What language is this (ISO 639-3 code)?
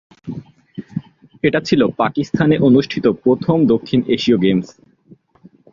ben